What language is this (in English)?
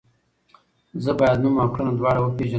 Pashto